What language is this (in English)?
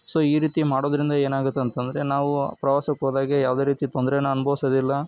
Kannada